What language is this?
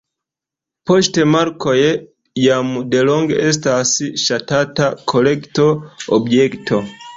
Esperanto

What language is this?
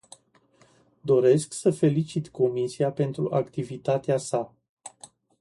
Romanian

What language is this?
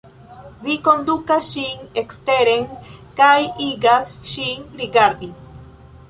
Esperanto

